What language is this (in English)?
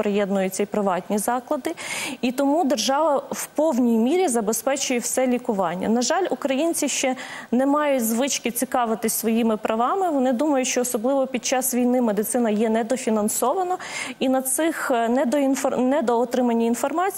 Ukrainian